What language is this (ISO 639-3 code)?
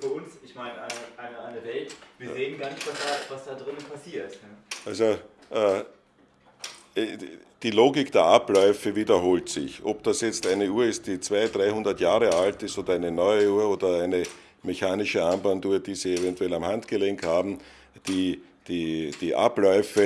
deu